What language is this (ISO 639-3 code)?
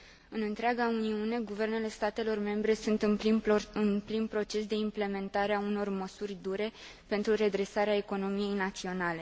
ron